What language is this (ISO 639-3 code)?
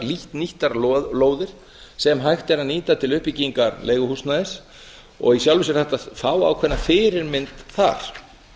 isl